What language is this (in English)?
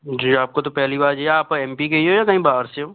Hindi